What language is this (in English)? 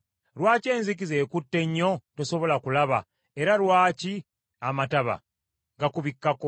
Ganda